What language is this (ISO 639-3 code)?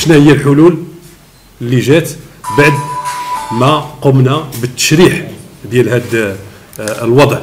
ara